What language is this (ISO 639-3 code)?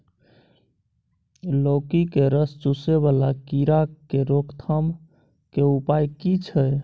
mai